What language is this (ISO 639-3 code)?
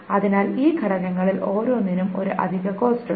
mal